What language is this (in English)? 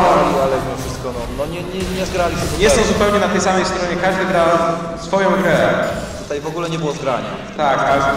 Polish